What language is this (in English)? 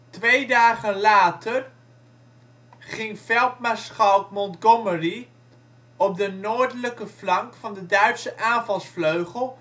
Dutch